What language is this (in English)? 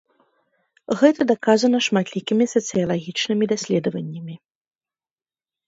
Belarusian